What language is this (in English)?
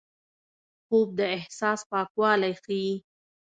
Pashto